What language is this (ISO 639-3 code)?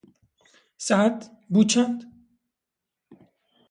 kur